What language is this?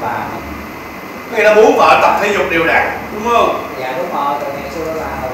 Vietnamese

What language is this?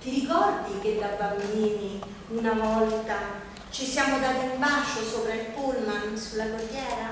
Italian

